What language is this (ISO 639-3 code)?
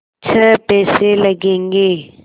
hin